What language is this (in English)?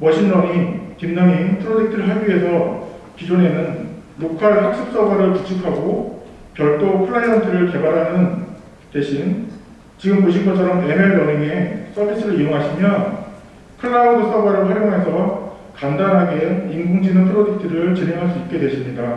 Korean